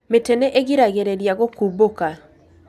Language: Kikuyu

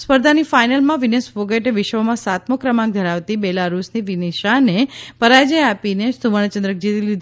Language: Gujarati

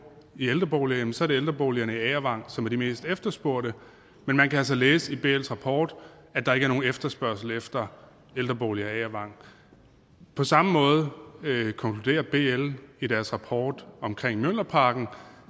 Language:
Danish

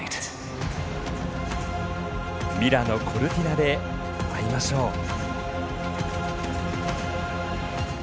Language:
Japanese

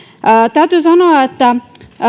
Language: Finnish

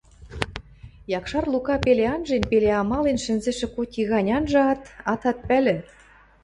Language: Western Mari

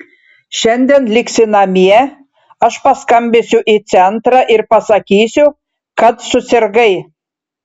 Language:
Lithuanian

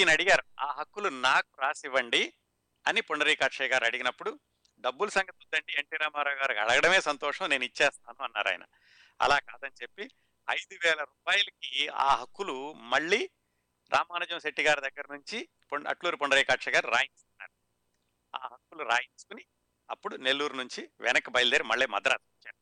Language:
Telugu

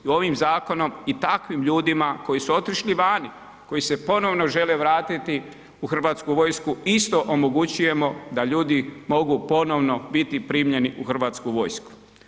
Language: Croatian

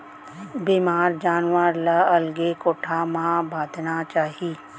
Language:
Chhattisgarhi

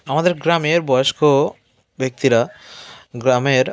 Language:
Bangla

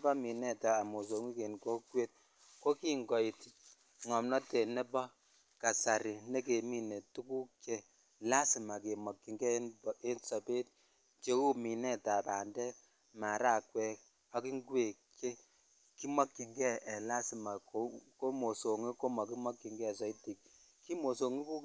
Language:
Kalenjin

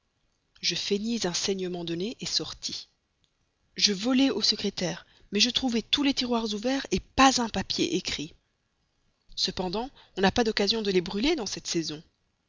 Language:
French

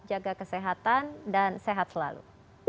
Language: Indonesian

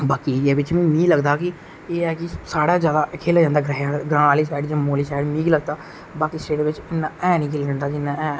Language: Dogri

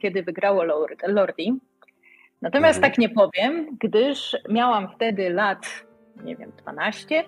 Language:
Polish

